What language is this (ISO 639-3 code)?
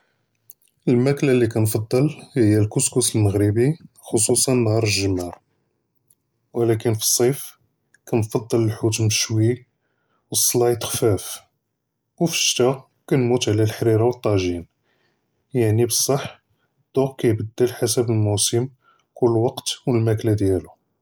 jrb